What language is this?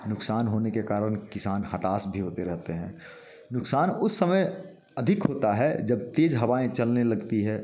Hindi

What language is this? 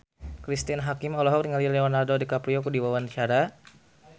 Sundanese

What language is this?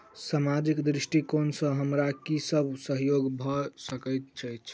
Maithili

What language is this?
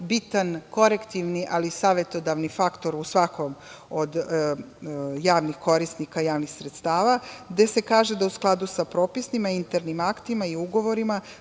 Serbian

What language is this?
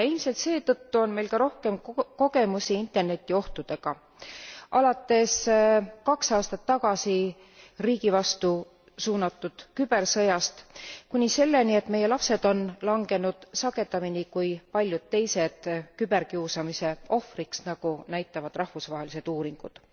Estonian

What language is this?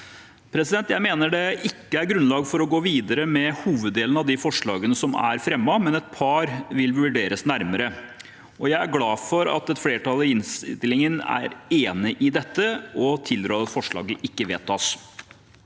Norwegian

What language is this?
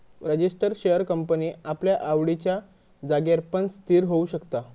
Marathi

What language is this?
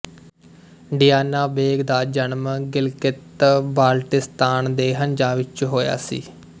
Punjabi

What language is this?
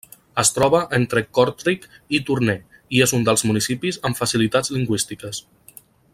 Catalan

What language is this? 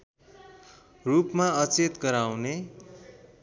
Nepali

